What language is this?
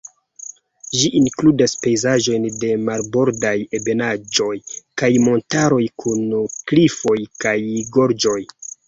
Esperanto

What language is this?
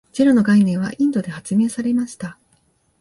Japanese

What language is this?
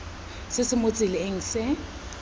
Tswana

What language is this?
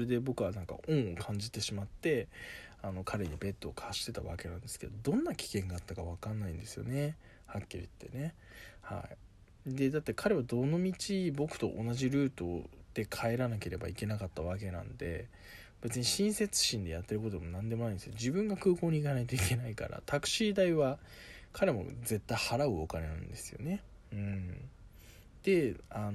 Japanese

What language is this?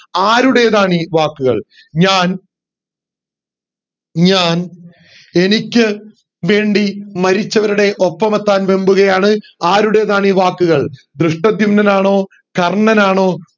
Malayalam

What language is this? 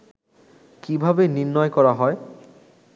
Bangla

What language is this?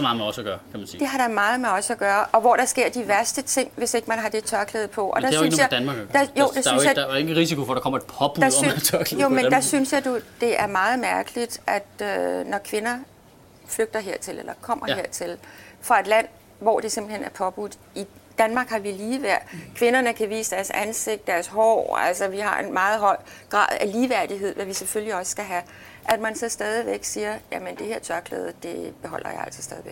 Danish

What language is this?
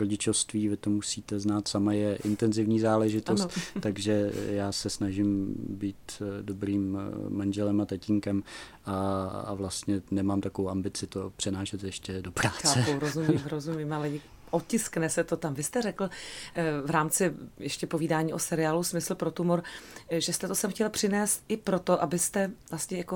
Czech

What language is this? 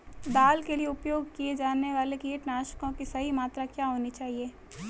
Hindi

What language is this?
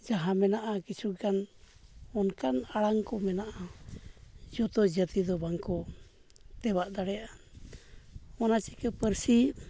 Santali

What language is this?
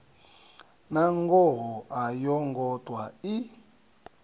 Venda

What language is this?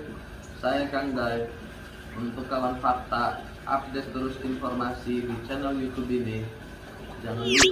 Indonesian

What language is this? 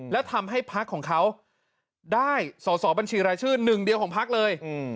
Thai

